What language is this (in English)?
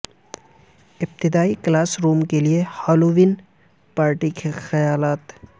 Urdu